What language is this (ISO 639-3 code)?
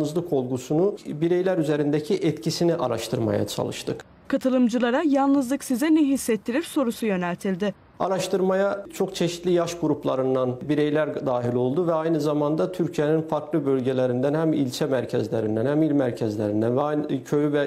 tur